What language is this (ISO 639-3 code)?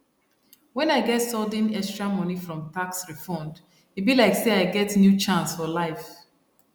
pcm